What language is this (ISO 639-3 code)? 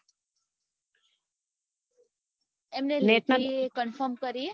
guj